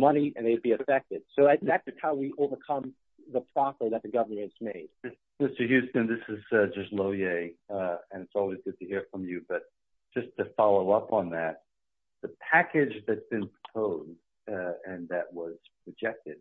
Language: English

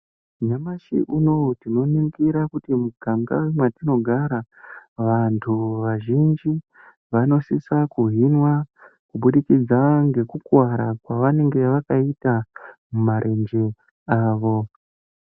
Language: Ndau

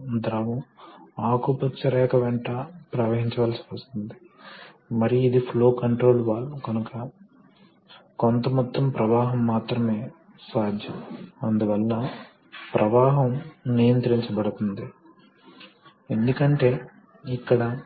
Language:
Telugu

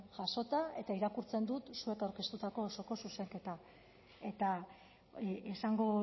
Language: Basque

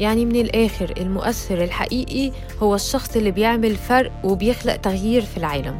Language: Arabic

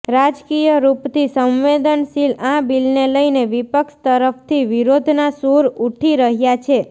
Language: Gujarati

